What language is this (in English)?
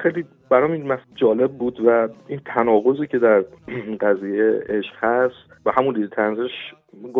Persian